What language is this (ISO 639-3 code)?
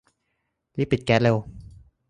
tha